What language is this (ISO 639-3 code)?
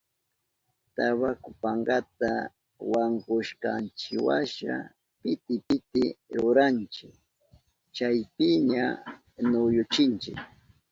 qup